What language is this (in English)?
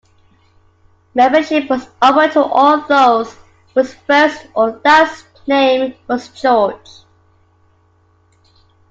English